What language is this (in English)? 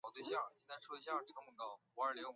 Chinese